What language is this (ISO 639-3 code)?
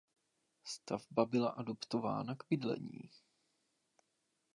ces